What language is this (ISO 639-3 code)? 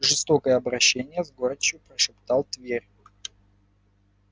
rus